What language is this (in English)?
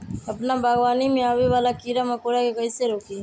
Magahi